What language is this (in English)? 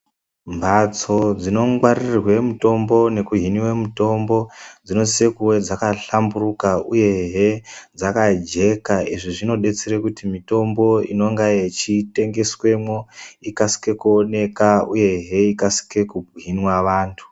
Ndau